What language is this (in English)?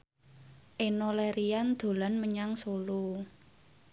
Javanese